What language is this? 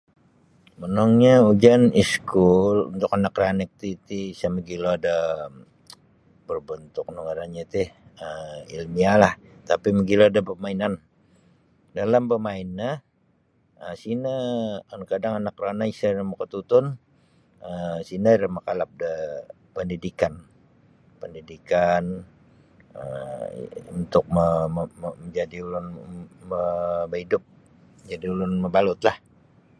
Sabah Bisaya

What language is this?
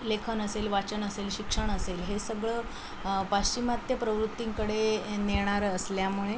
Marathi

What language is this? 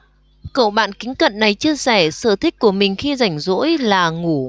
Vietnamese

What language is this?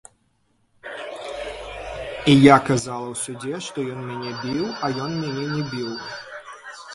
Belarusian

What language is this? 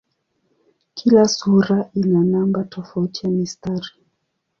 Swahili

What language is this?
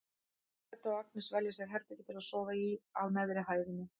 Icelandic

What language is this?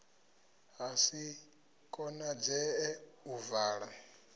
Venda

